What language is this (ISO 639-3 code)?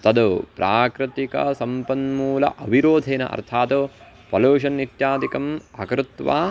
san